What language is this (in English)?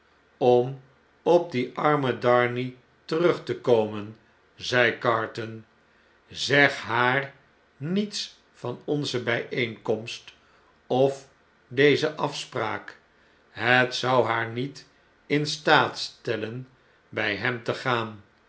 Dutch